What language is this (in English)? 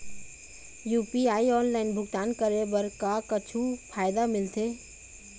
Chhattisgarhi